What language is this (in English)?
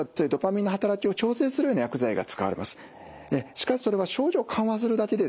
Japanese